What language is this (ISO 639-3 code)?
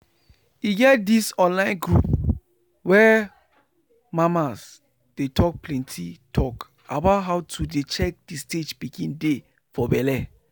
pcm